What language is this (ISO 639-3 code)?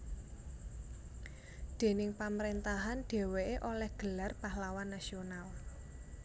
jav